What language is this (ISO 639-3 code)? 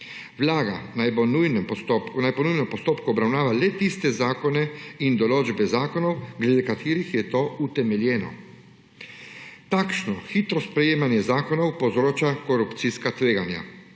slv